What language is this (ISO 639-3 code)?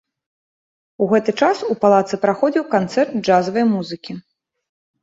bel